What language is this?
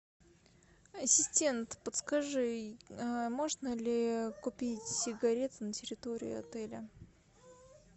Russian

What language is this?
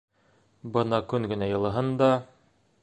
Bashkir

